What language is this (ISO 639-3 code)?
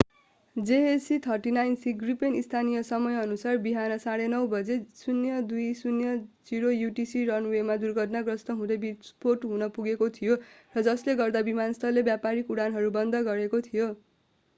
nep